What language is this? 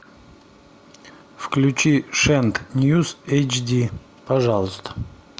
Russian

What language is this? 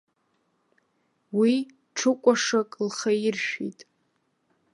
Abkhazian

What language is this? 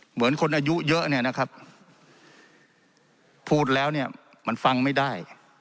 Thai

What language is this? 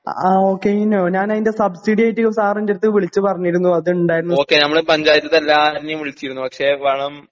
Malayalam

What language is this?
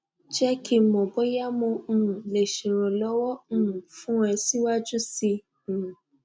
Yoruba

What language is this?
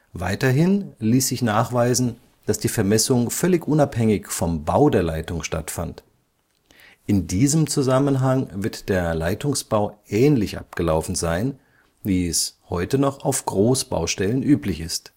German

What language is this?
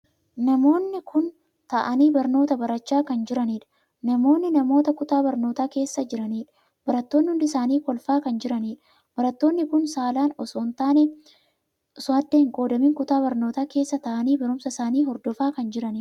Oromo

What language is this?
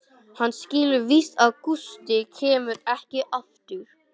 Icelandic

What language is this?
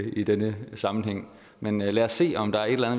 Danish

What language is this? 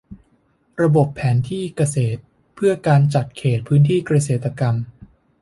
Thai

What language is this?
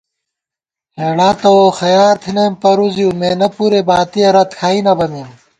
Gawar-Bati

